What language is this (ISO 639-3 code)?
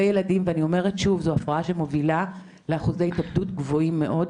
heb